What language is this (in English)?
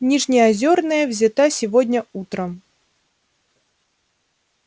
Russian